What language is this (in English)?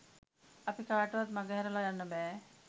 Sinhala